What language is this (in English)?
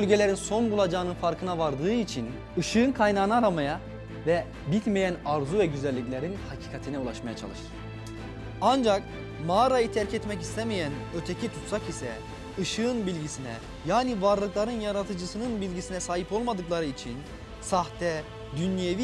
Turkish